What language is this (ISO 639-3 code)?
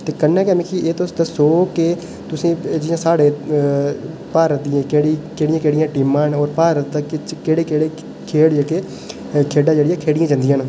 doi